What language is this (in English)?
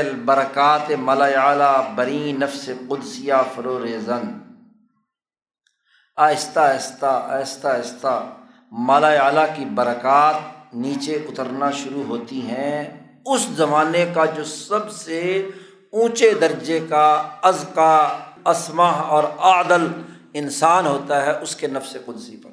Urdu